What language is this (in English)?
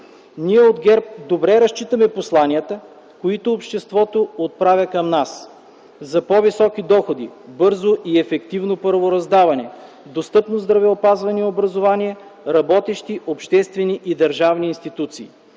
Bulgarian